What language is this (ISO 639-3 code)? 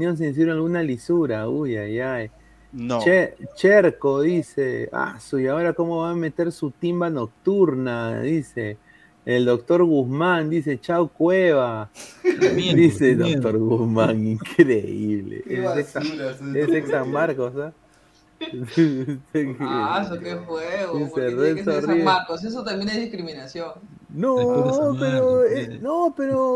spa